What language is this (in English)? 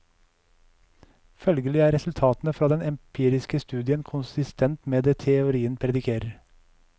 Norwegian